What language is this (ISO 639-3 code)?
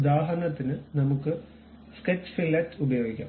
mal